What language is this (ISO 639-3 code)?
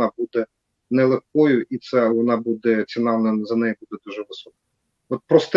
ukr